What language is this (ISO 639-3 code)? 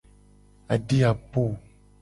gej